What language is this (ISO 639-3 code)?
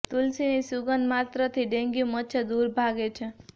guj